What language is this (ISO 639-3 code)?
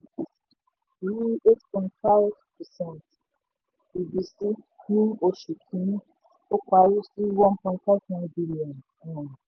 yor